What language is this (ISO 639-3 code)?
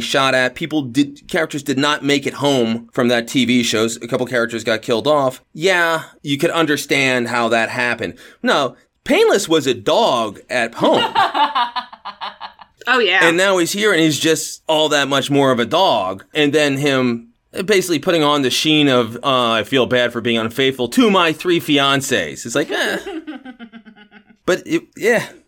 eng